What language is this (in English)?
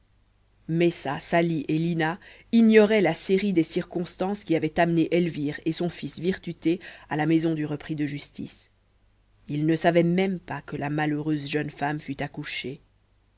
French